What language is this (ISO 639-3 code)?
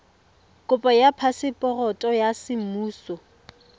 tsn